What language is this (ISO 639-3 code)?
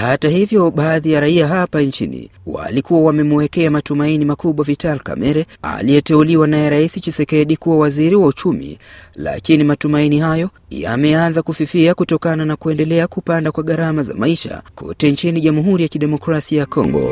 swa